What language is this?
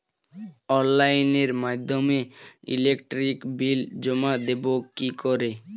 Bangla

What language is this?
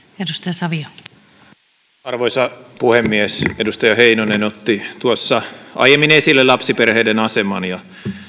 Finnish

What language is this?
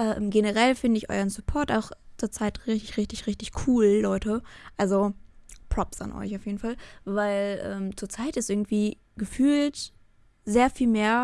German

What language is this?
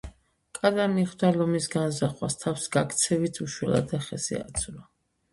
Georgian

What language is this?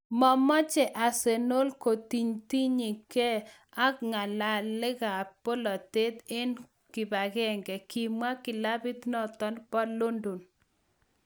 Kalenjin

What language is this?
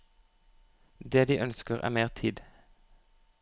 Norwegian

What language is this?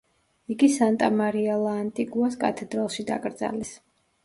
Georgian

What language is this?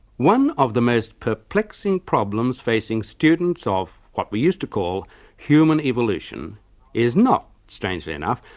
English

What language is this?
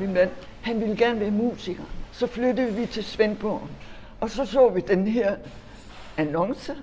Danish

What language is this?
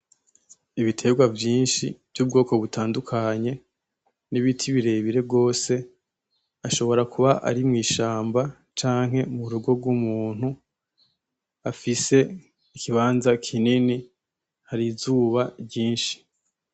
Rundi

